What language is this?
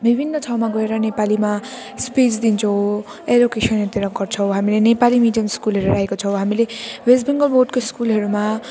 Nepali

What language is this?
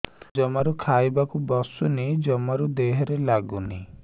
Odia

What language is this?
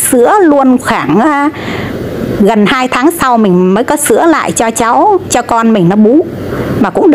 Vietnamese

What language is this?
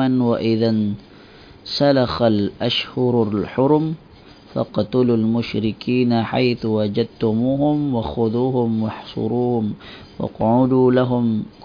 Malay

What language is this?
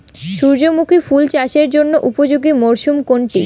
Bangla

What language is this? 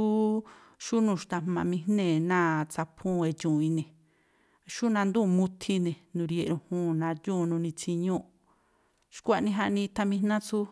Tlacoapa Me'phaa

